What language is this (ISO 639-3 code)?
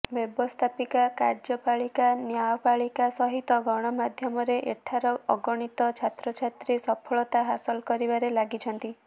ori